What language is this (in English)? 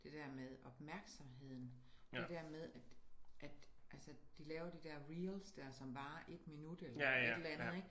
Danish